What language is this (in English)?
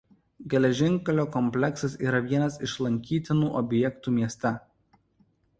Lithuanian